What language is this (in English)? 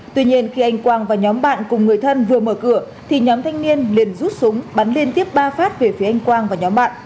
Vietnamese